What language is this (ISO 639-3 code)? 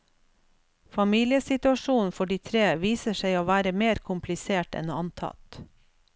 nor